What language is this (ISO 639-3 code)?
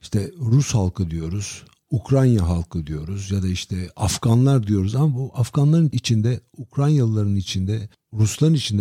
tur